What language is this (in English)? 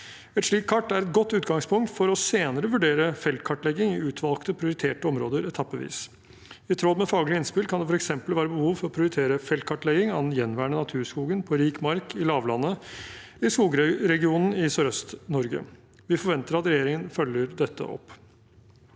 Norwegian